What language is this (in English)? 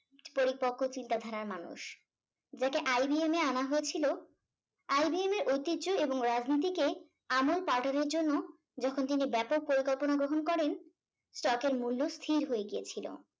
Bangla